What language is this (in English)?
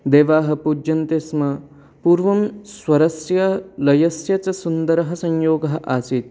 Sanskrit